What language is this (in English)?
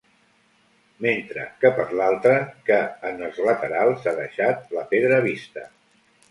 Catalan